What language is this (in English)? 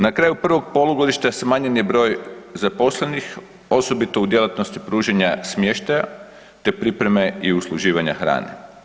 Croatian